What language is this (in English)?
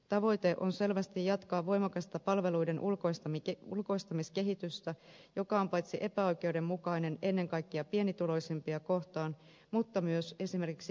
Finnish